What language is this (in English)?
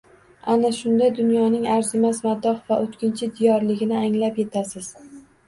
Uzbek